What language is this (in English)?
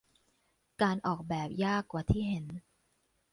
Thai